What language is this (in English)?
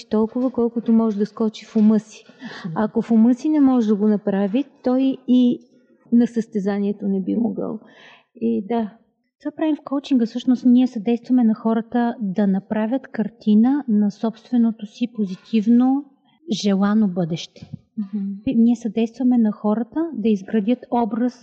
Bulgarian